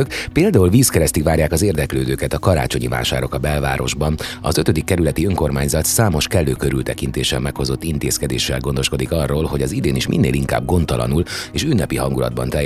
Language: Hungarian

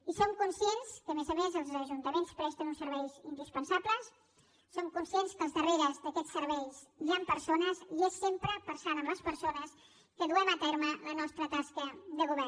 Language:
Catalan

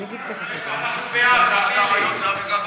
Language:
Hebrew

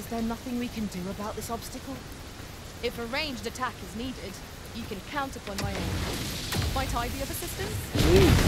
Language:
English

